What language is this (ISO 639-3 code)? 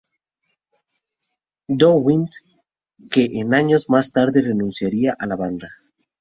spa